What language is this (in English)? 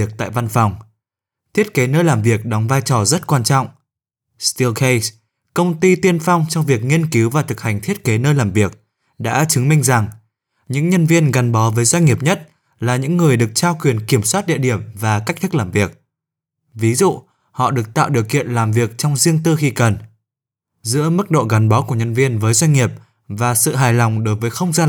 Vietnamese